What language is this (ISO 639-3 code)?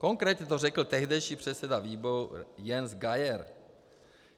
ces